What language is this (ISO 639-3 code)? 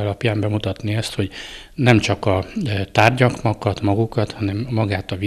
hun